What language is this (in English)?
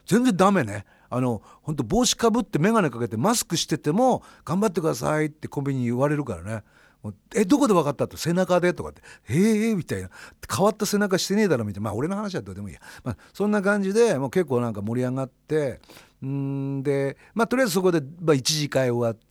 Japanese